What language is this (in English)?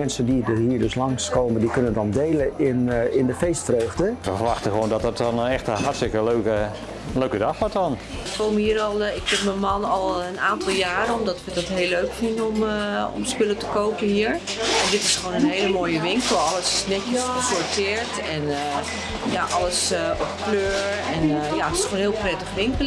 Dutch